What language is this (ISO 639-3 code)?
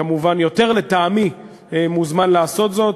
heb